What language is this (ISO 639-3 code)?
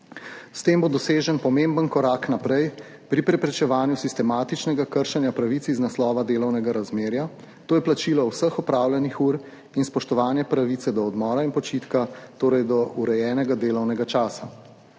slv